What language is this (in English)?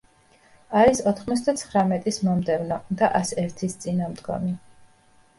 Georgian